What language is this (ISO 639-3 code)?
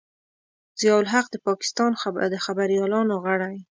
pus